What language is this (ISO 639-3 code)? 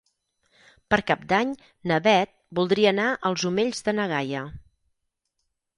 cat